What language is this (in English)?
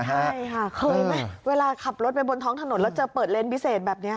Thai